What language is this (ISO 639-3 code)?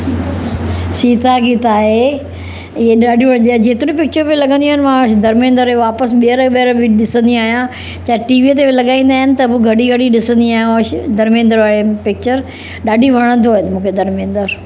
snd